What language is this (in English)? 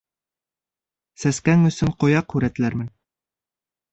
Bashkir